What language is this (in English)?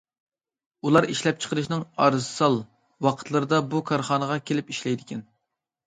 Uyghur